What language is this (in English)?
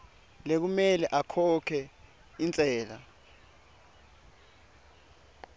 Swati